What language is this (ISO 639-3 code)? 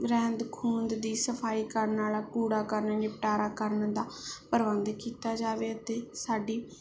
pan